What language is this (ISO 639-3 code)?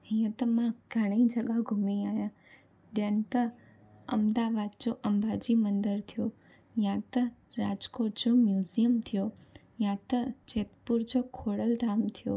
snd